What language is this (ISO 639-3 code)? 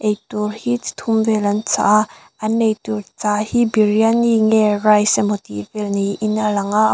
lus